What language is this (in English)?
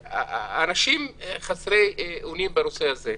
Hebrew